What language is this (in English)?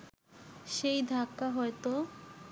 Bangla